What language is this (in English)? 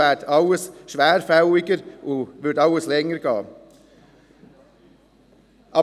Swiss German